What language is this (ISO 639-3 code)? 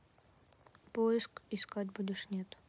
rus